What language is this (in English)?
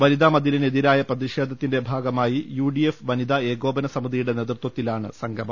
Malayalam